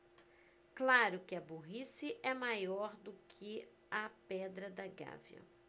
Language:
Portuguese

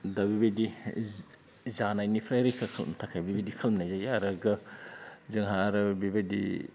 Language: Bodo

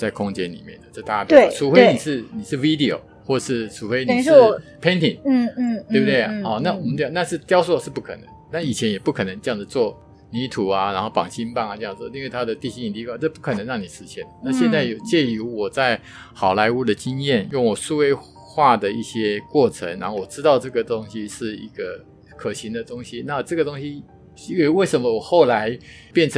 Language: Chinese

